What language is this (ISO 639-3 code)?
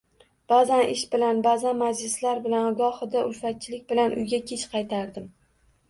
uzb